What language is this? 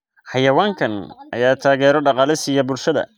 Somali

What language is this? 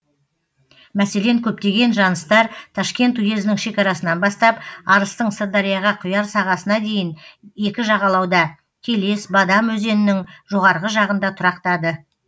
Kazakh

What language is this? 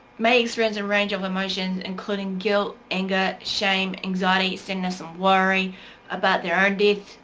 English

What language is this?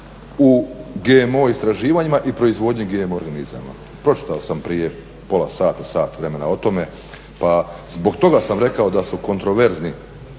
Croatian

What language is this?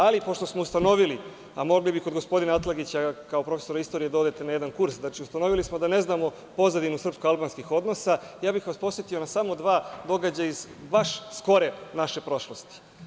Serbian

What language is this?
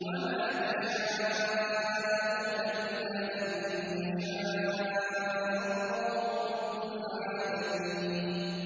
Arabic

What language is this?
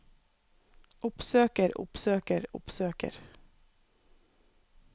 Norwegian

